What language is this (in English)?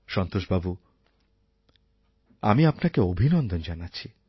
Bangla